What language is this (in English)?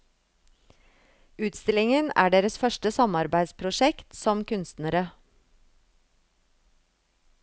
Norwegian